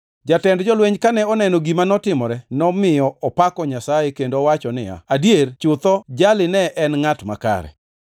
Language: Luo (Kenya and Tanzania)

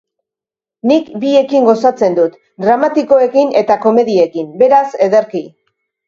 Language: Basque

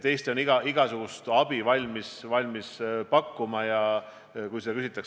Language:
Estonian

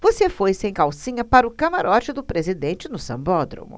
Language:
Portuguese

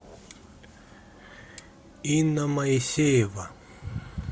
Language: Russian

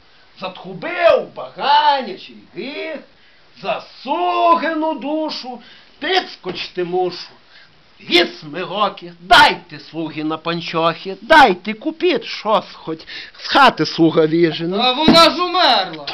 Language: Ukrainian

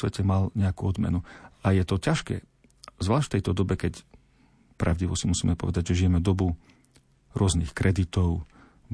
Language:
Slovak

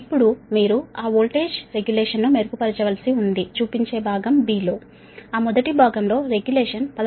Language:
Telugu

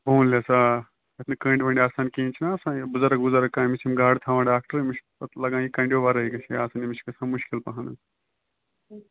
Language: Kashmiri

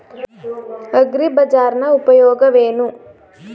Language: Kannada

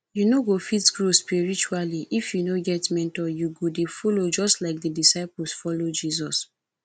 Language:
Nigerian Pidgin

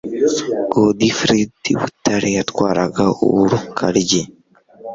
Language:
Kinyarwanda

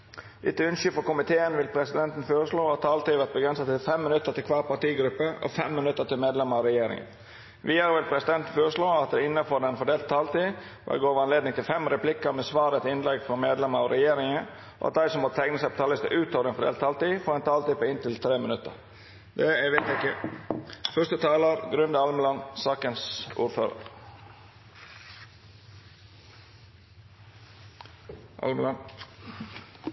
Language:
Norwegian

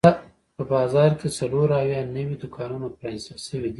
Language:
Pashto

